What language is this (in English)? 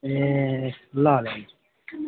Nepali